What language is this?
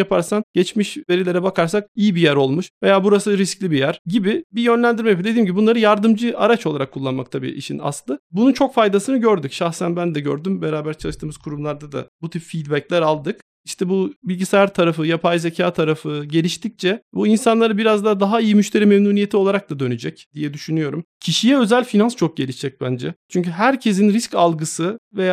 Turkish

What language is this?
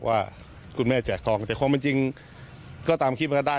Thai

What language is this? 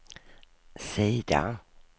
Swedish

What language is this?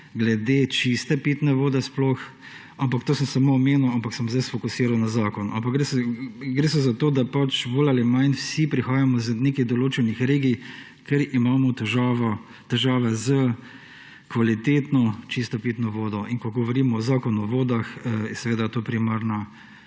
Slovenian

